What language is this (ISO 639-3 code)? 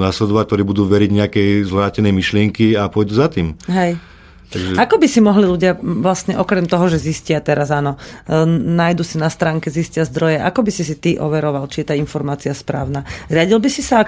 slk